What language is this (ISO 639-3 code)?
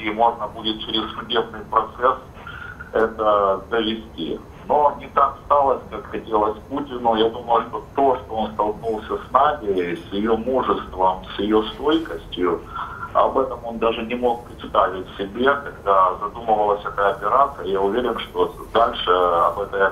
rus